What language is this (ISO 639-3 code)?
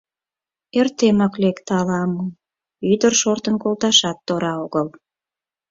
chm